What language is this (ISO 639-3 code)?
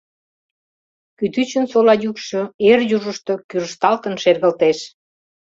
chm